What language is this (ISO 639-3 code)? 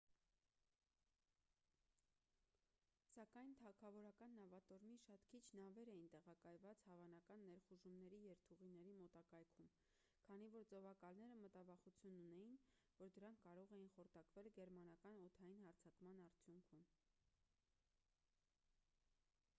hye